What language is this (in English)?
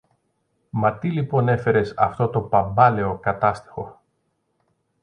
Greek